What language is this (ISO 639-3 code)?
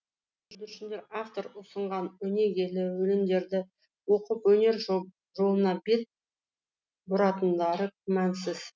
kaz